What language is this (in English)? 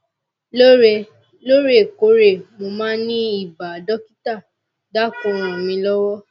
Yoruba